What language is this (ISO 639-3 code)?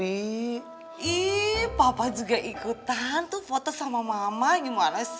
ind